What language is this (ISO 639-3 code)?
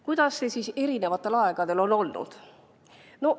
est